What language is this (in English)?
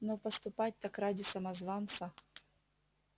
Russian